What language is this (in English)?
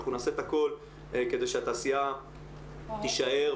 Hebrew